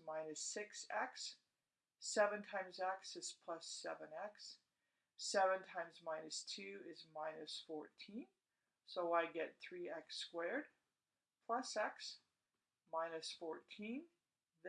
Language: English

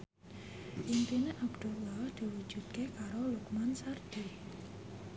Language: Javanese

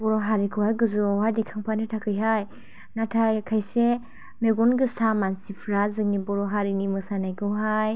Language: Bodo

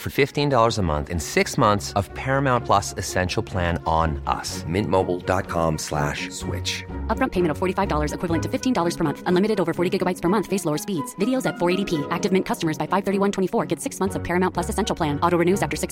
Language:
Filipino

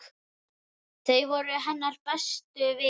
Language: Icelandic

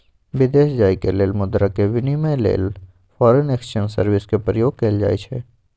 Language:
Magahi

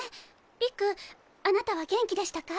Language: Japanese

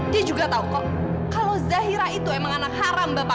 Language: Indonesian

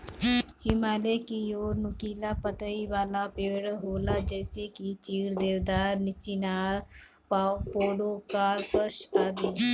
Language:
Bhojpuri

